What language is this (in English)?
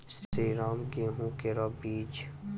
Maithili